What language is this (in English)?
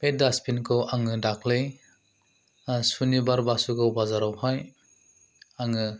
Bodo